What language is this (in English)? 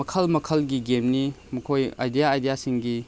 Manipuri